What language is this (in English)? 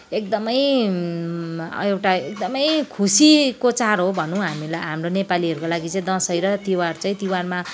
Nepali